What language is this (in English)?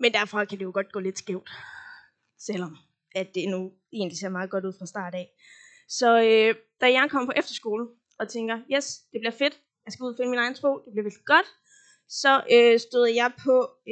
Danish